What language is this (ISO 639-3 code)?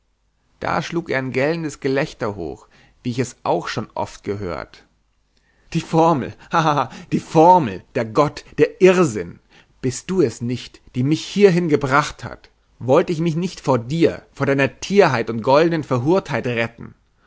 deu